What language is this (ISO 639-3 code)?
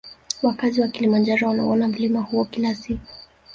swa